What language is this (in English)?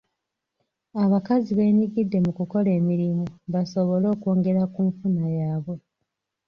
Ganda